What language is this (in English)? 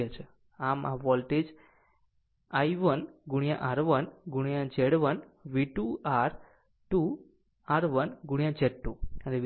Gujarati